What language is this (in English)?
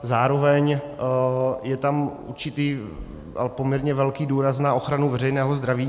Czech